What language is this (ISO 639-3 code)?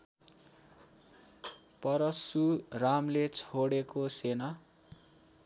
nep